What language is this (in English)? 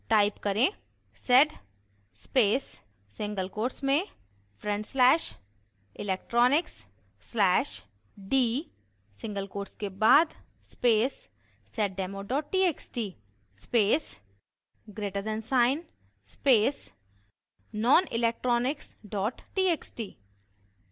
Hindi